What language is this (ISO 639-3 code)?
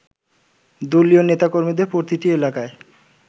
ben